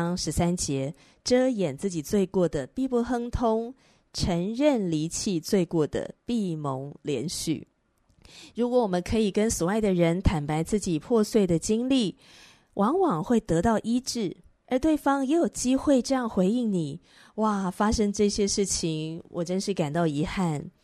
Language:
Chinese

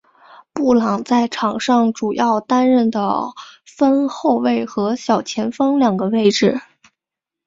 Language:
Chinese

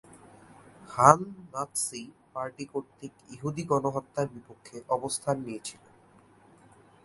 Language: Bangla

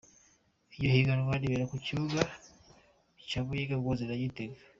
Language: Kinyarwanda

